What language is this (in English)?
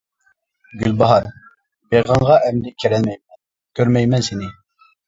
Uyghur